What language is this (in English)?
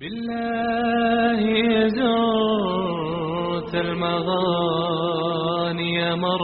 Croatian